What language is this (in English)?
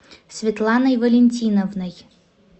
Russian